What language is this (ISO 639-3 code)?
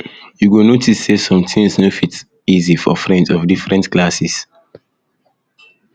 pcm